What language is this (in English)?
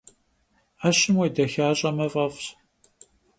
Kabardian